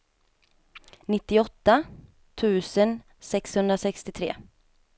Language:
Swedish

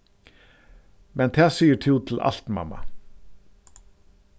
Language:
Faroese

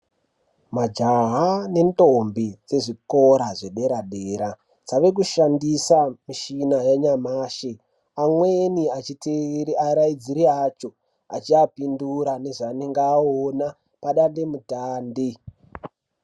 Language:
Ndau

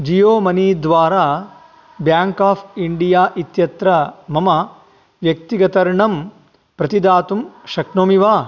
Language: Sanskrit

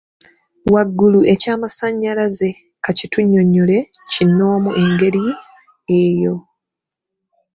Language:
Ganda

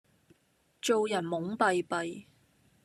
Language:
Cantonese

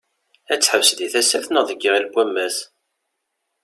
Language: Kabyle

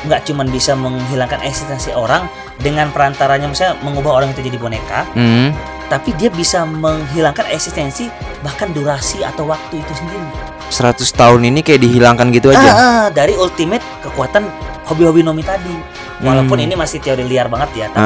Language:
Indonesian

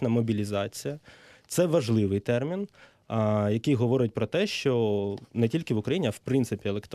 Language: Ukrainian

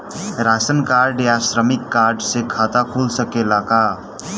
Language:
Bhojpuri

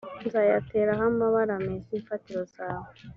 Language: Kinyarwanda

